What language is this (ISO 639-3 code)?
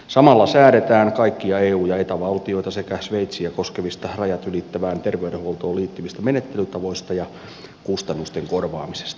fin